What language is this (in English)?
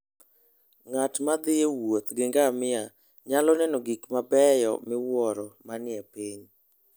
Luo (Kenya and Tanzania)